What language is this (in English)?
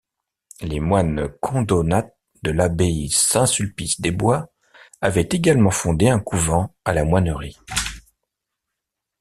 French